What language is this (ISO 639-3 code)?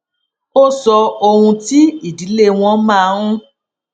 yor